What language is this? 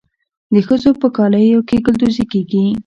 Pashto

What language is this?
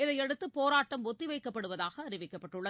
Tamil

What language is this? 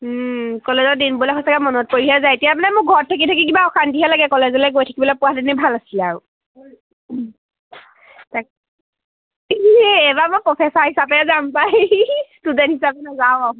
Assamese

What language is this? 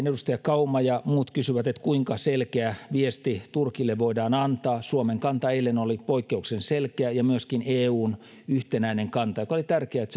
Finnish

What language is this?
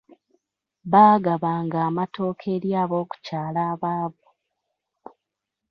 Ganda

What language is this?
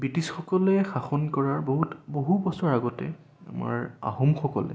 Assamese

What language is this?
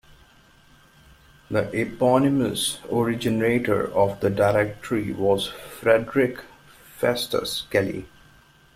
English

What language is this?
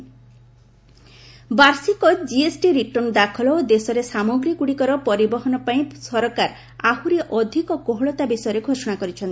Odia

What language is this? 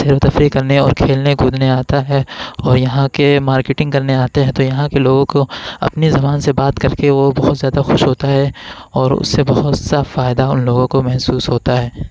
Urdu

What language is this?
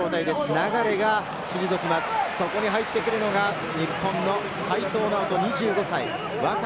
Japanese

